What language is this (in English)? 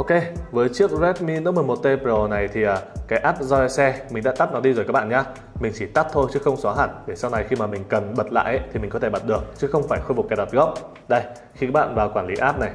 Vietnamese